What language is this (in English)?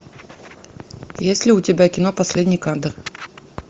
Russian